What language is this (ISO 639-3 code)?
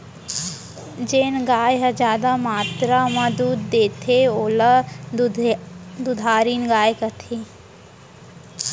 hne